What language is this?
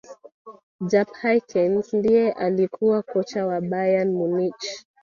Swahili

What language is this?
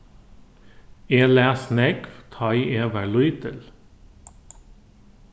Faroese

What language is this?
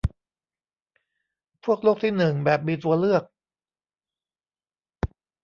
Thai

